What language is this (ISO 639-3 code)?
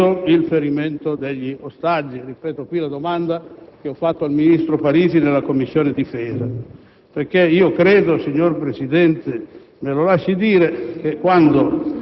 ita